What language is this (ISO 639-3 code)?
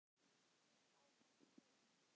isl